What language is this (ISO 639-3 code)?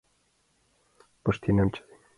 chm